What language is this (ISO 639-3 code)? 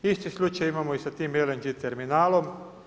hrv